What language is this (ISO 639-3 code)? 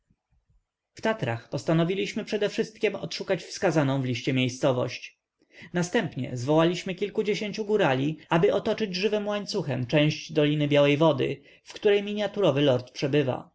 pol